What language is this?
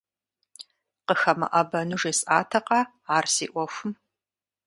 Kabardian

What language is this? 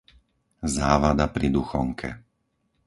Slovak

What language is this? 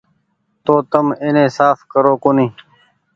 Goaria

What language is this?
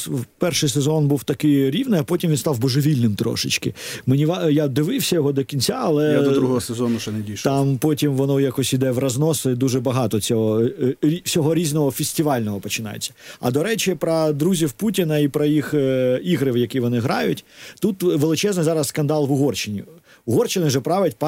Ukrainian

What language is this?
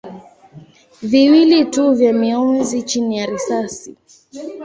Swahili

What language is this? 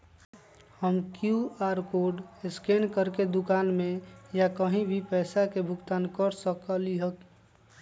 Magahi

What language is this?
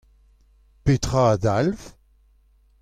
Breton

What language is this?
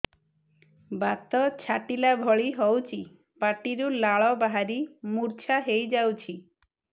Odia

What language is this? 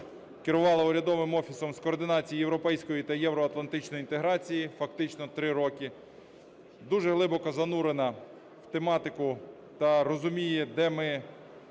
Ukrainian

